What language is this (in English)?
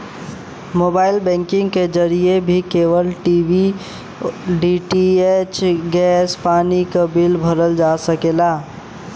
Bhojpuri